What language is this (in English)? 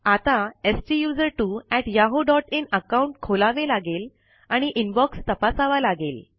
Marathi